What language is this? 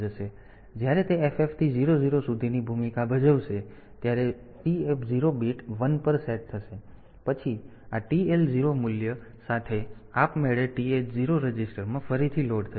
Gujarati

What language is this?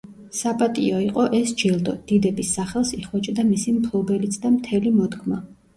Georgian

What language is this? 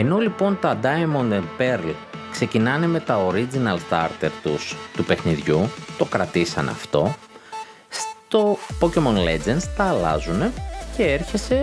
Greek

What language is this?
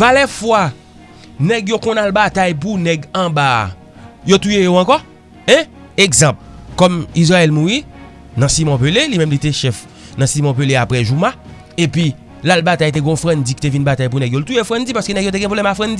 French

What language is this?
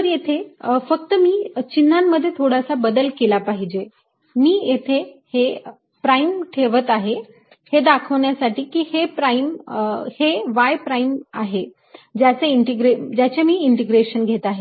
Marathi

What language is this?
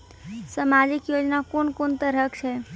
Maithili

